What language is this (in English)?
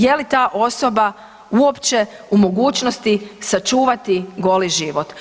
Croatian